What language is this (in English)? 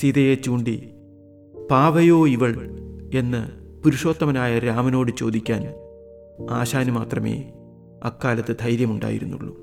Malayalam